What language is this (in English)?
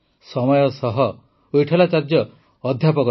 Odia